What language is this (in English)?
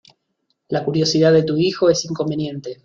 Spanish